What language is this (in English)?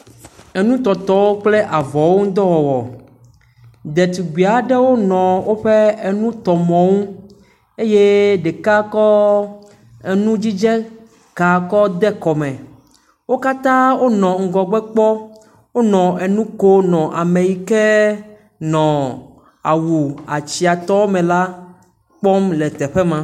Ewe